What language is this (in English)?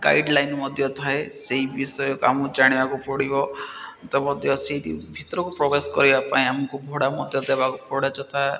Odia